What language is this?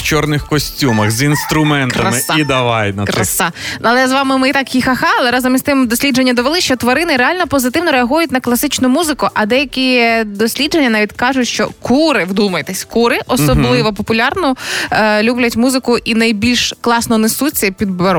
Ukrainian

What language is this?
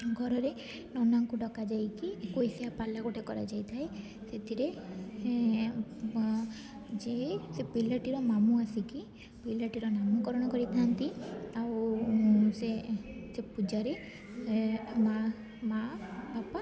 Odia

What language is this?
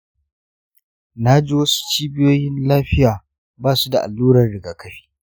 Hausa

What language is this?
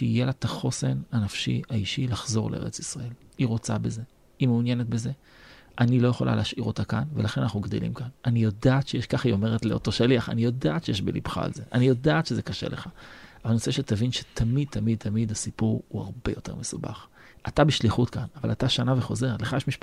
Hebrew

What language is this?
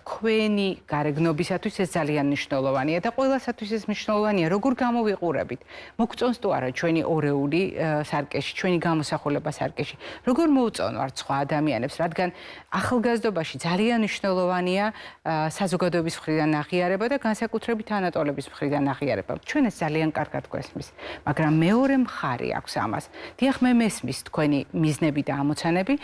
English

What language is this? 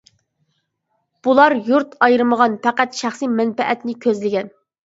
Uyghur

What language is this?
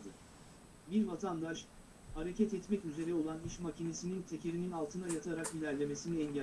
Turkish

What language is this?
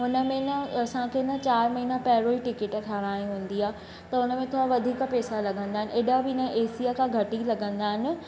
Sindhi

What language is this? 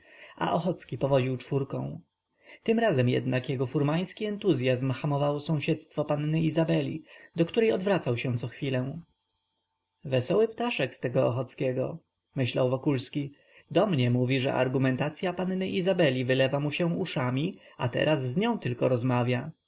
Polish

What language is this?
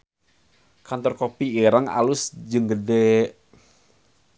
Sundanese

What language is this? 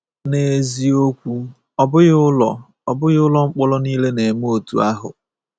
Igbo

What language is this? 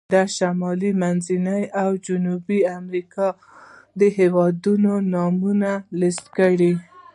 Pashto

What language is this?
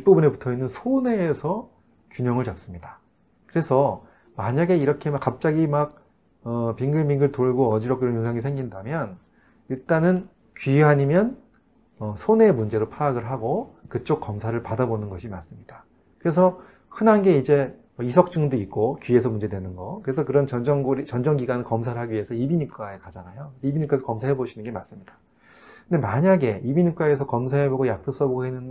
Korean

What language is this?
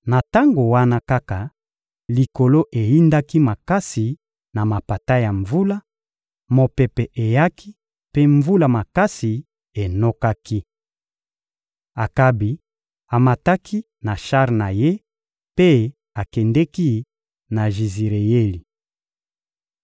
Lingala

